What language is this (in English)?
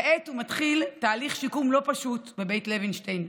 Hebrew